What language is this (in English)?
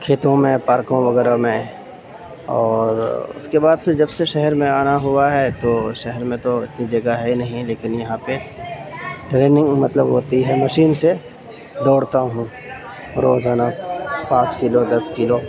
Urdu